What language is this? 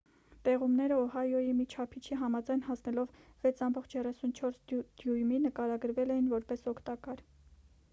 Armenian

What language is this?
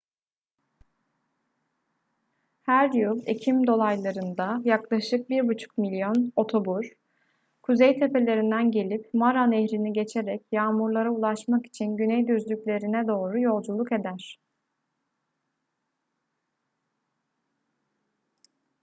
Turkish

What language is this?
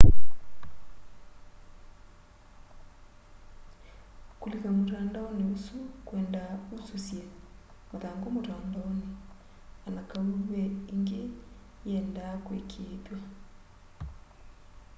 Kamba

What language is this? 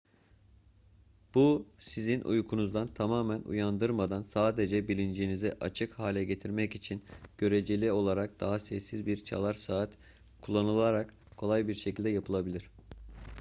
Turkish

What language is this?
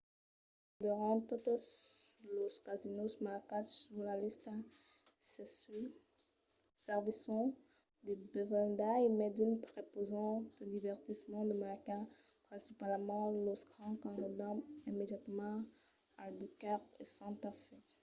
Occitan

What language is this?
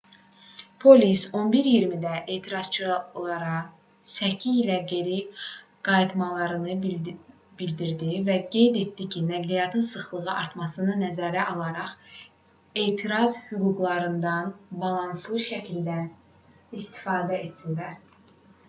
Azerbaijani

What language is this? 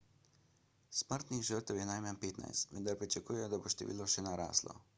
Slovenian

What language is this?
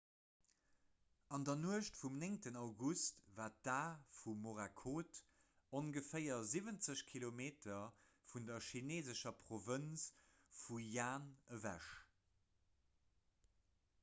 Luxembourgish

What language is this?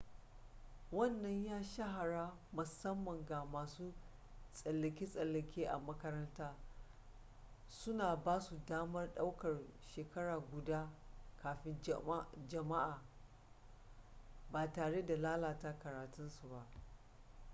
Hausa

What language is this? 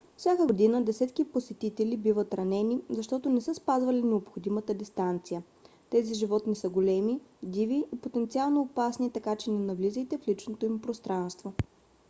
Bulgarian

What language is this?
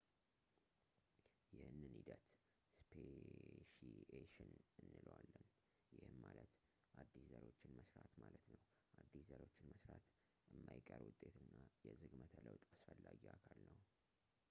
Amharic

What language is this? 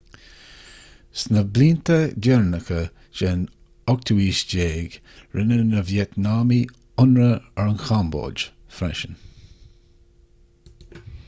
Irish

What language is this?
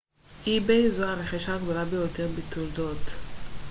Hebrew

